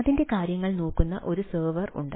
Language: Malayalam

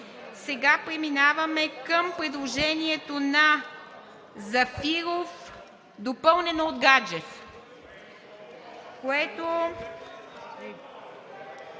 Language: Bulgarian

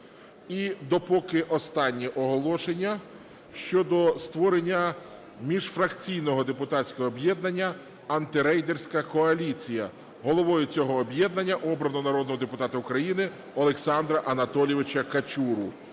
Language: Ukrainian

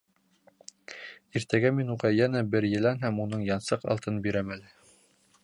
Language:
Bashkir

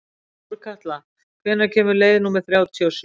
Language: Icelandic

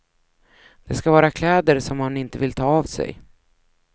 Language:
Swedish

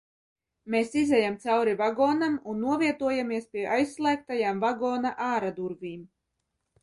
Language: Latvian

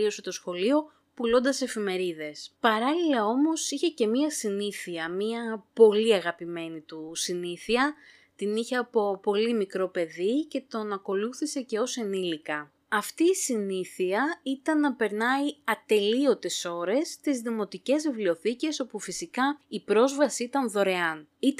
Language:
Greek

